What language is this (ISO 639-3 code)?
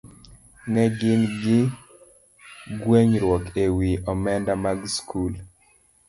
luo